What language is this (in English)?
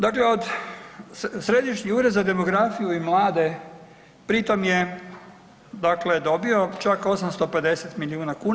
Croatian